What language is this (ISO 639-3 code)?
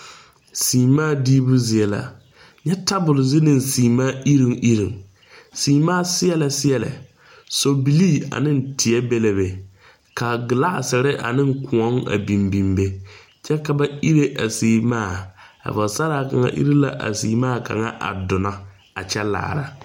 dga